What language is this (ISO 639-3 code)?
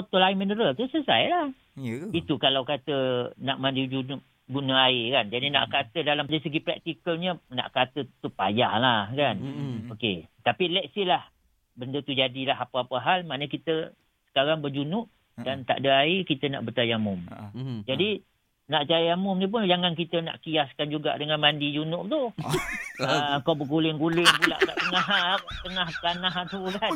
msa